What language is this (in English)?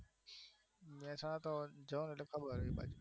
Gujarati